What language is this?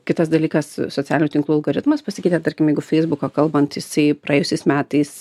Lithuanian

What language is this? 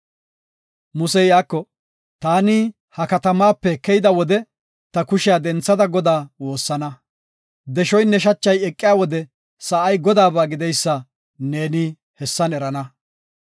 Gofa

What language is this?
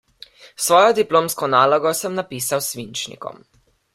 Slovenian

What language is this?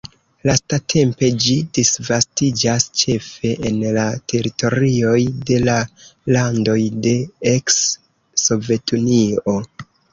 Esperanto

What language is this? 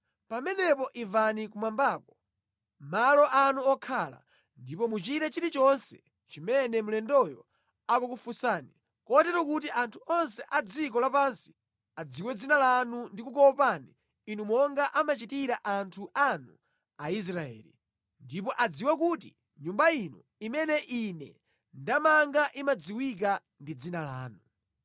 Nyanja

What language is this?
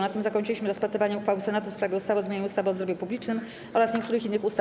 Polish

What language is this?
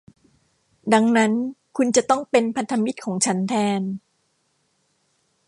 Thai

